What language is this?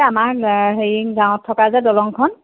Assamese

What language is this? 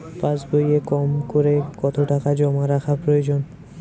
Bangla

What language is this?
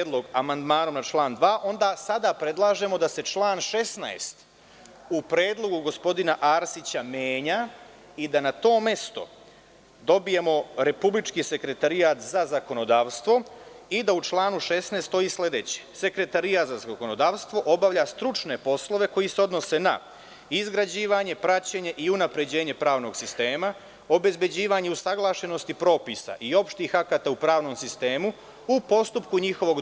Serbian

